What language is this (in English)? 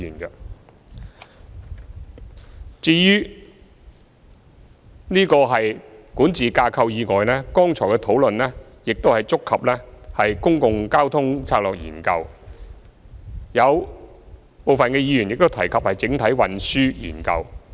Cantonese